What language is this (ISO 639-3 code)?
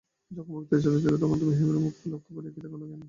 ben